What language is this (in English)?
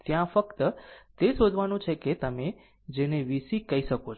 Gujarati